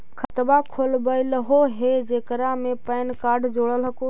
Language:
Magahi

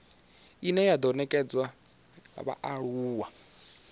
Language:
Venda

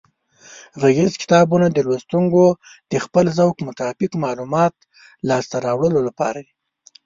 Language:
Pashto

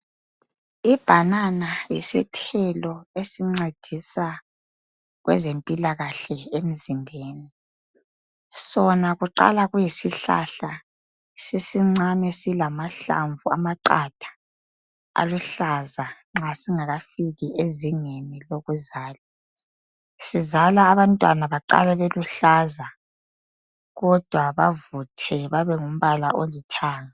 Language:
North Ndebele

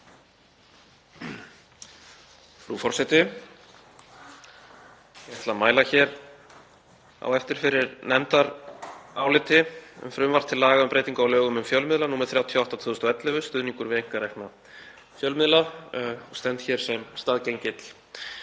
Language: Icelandic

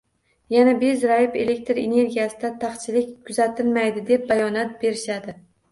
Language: Uzbek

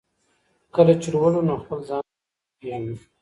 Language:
Pashto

